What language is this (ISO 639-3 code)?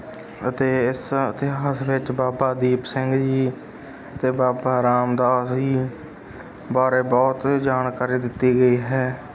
pan